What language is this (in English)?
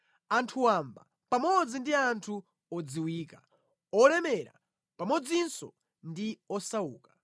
Nyanja